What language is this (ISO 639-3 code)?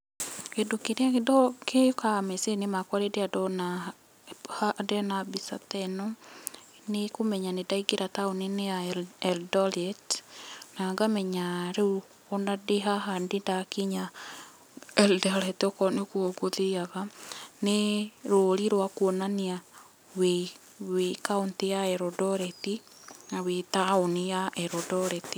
kik